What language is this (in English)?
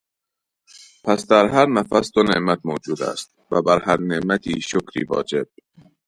Persian